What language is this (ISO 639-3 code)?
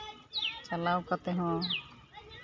sat